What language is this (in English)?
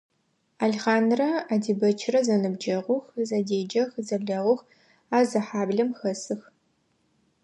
Adyghe